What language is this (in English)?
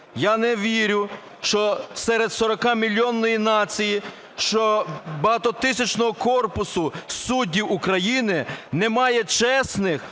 Ukrainian